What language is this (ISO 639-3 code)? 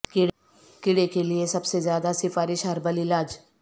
urd